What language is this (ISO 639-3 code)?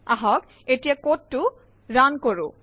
asm